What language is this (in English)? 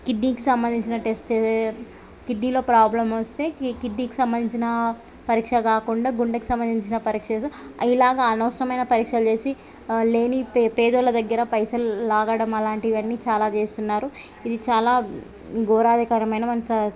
Telugu